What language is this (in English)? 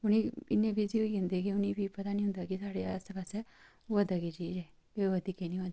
Dogri